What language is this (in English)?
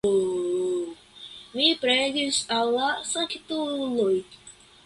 Esperanto